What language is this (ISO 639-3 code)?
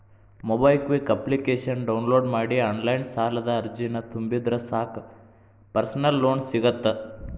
kan